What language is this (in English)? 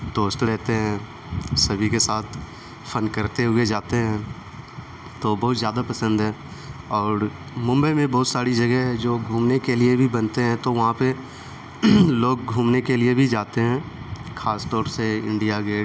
Urdu